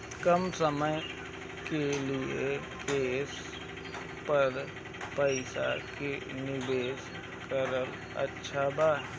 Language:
Bhojpuri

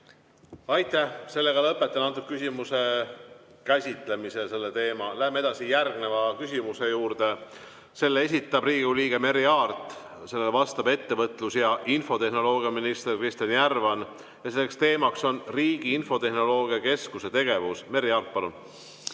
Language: Estonian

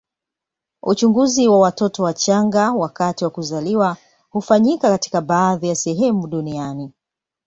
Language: Swahili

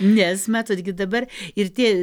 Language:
Lithuanian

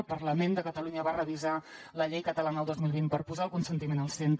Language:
Catalan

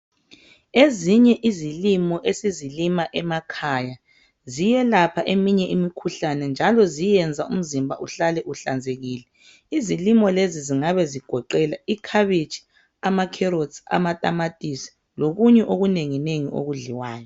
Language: North Ndebele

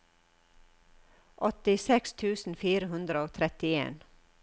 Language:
Norwegian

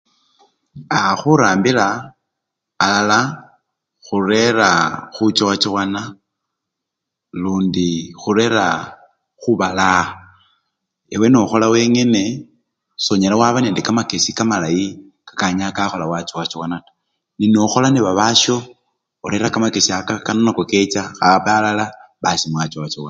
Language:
Luyia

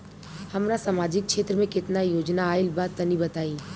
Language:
Bhojpuri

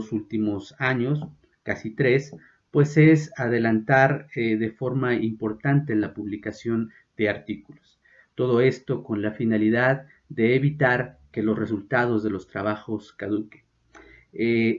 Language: Spanish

